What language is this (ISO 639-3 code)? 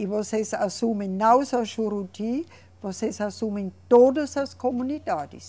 por